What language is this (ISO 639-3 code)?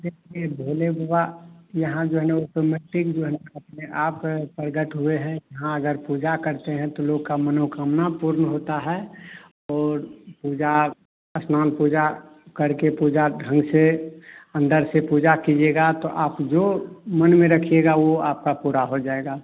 hin